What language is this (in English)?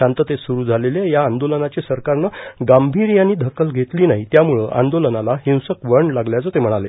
Marathi